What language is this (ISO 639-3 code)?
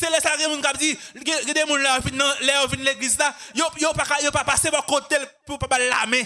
fra